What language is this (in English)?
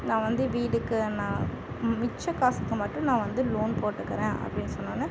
Tamil